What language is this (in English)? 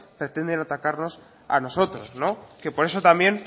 Spanish